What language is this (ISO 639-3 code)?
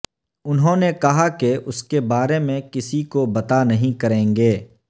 urd